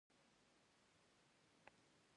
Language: Pashto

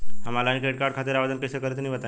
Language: Bhojpuri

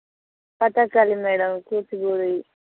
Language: Telugu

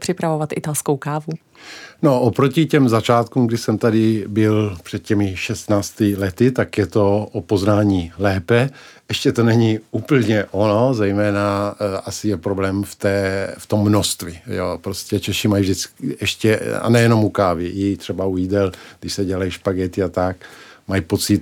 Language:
Czech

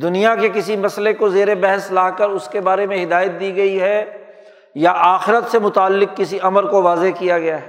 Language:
Urdu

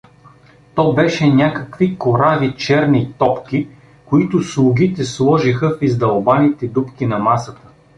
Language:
Bulgarian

